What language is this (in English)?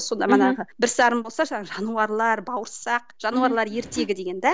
Kazakh